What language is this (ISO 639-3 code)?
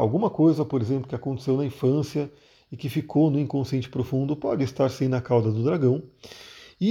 por